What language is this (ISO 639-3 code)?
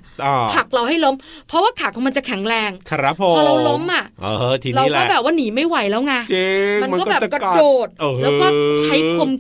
tha